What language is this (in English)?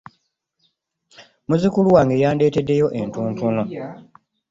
Ganda